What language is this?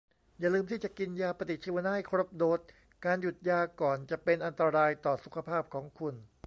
Thai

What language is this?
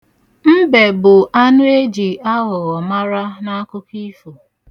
Igbo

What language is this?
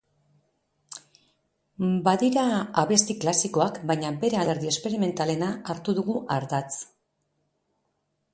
Basque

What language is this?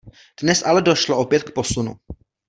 Czech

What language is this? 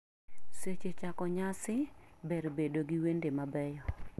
Luo (Kenya and Tanzania)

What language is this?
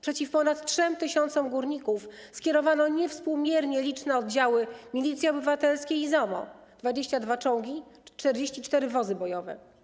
Polish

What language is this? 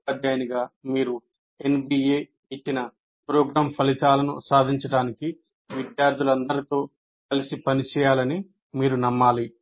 Telugu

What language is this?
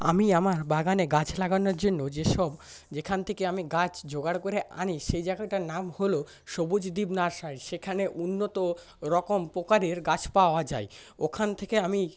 Bangla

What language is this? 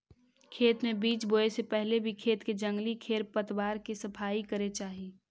Magahi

